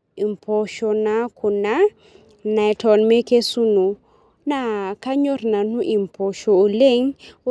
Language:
Masai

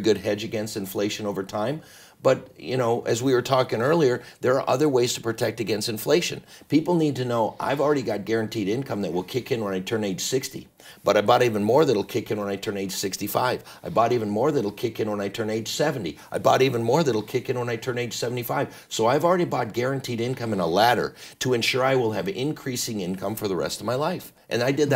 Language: English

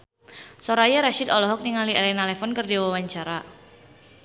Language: Sundanese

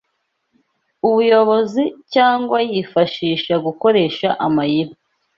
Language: Kinyarwanda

